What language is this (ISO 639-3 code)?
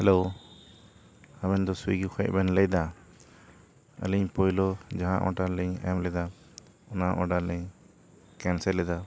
sat